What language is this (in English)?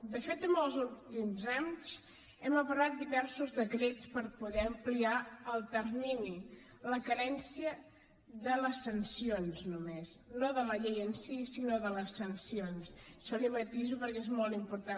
Catalan